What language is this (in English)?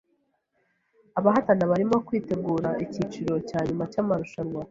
Kinyarwanda